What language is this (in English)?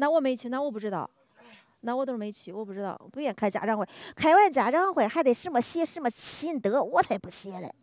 Chinese